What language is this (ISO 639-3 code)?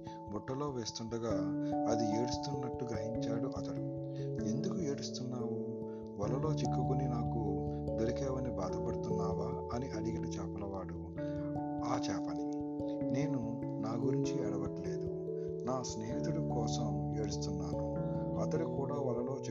tel